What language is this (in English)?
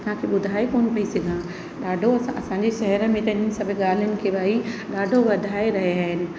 Sindhi